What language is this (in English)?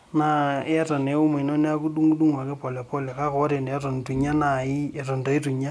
Masai